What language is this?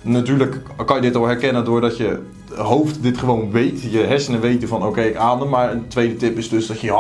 Dutch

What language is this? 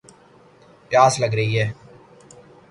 Urdu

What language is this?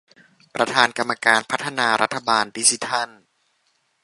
Thai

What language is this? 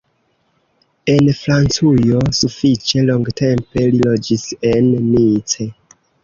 Esperanto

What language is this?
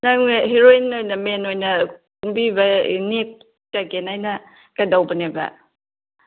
Manipuri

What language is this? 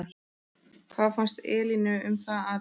Icelandic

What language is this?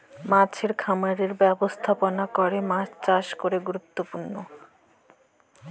Bangla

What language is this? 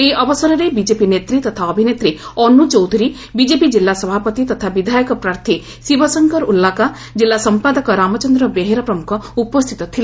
Odia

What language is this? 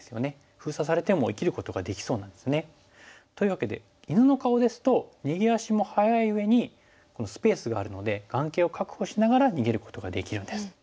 Japanese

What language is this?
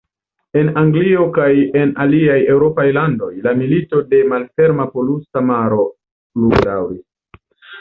Esperanto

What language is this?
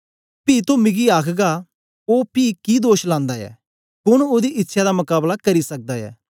Dogri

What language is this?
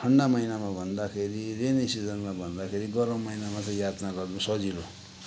Nepali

